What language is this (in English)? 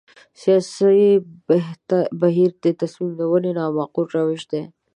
Pashto